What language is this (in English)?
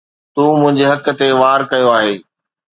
Sindhi